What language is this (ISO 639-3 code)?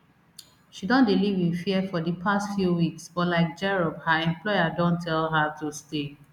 pcm